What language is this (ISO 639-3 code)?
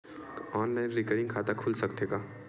hne